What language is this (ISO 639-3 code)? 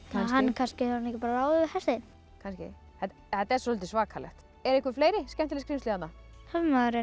isl